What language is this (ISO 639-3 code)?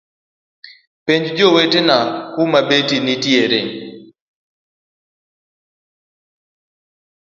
luo